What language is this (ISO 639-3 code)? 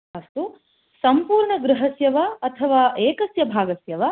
san